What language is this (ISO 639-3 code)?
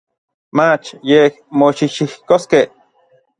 nlv